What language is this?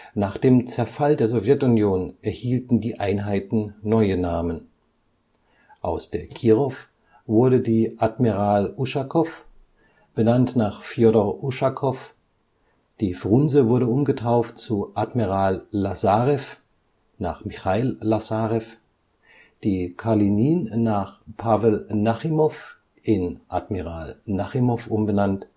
German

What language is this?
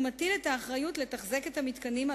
Hebrew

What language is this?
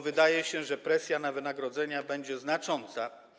Polish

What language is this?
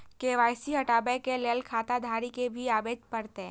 Maithili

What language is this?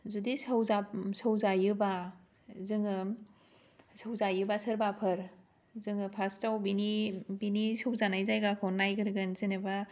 Bodo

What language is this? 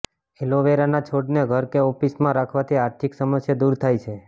Gujarati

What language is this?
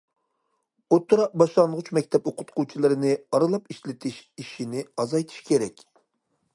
Uyghur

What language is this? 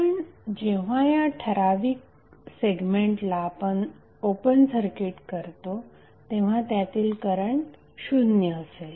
Marathi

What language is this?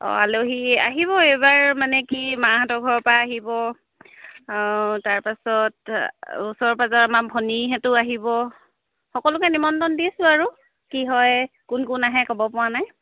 Assamese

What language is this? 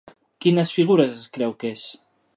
Catalan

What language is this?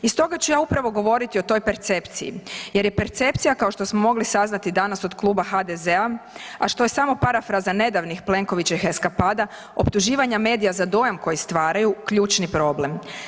Croatian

